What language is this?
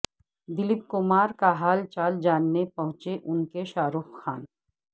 Urdu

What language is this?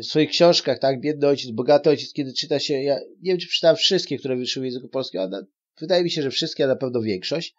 Polish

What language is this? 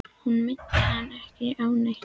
Icelandic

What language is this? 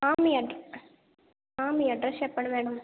Telugu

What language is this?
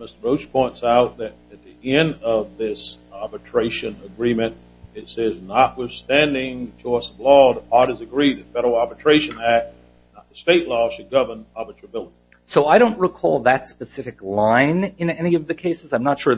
English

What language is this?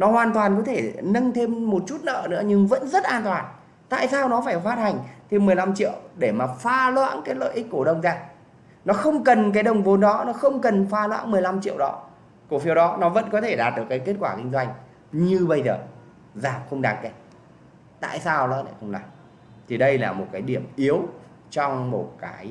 Vietnamese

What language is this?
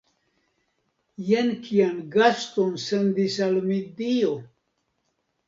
Esperanto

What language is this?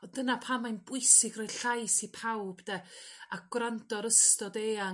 Welsh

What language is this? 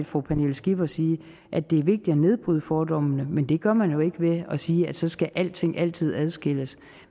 Danish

